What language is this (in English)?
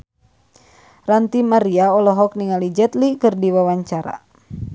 Sundanese